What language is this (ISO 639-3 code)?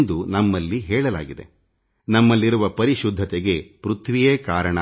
kan